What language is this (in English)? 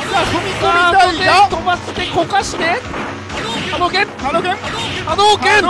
Japanese